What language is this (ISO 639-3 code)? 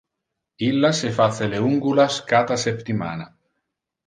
ina